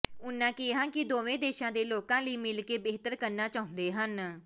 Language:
Punjabi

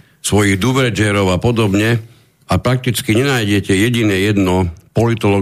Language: Slovak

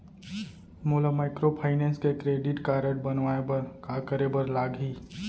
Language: Chhattisgarhi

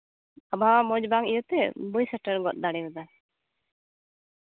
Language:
Santali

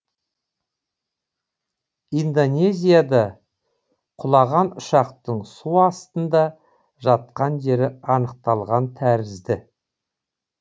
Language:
Kazakh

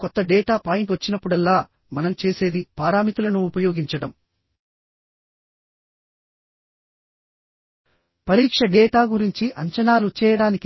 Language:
Telugu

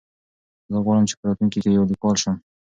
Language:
Pashto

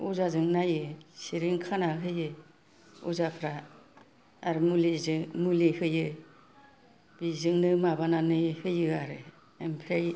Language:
Bodo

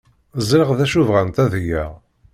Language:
Kabyle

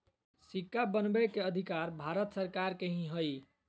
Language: Magahi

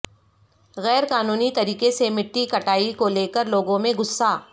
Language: Urdu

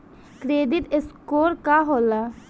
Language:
Bhojpuri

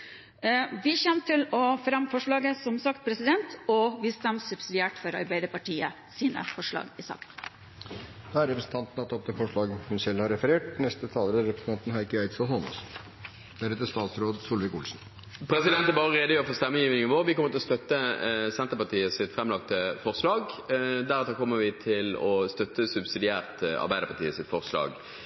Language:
Norwegian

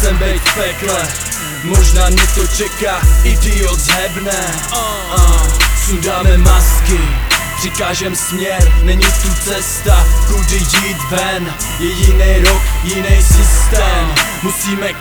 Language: Czech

